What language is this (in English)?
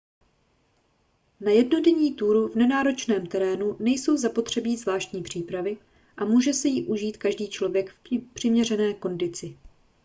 Czech